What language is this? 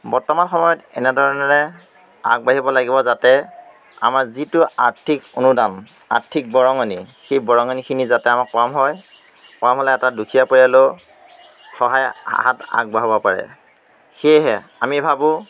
Assamese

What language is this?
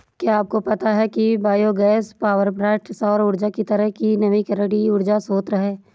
Hindi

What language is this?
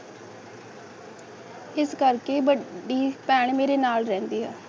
Punjabi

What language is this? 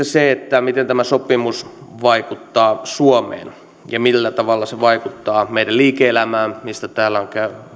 Finnish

